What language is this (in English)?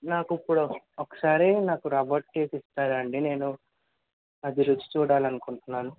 Telugu